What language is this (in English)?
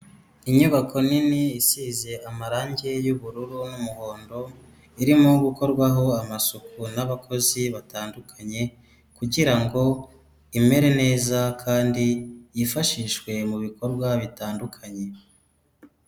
Kinyarwanda